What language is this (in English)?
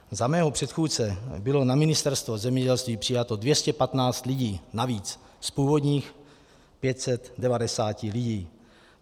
Czech